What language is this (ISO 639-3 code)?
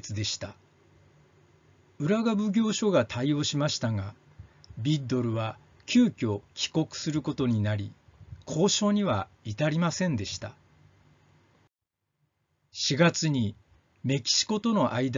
jpn